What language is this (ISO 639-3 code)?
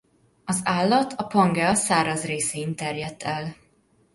hun